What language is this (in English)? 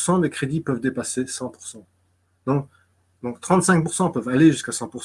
French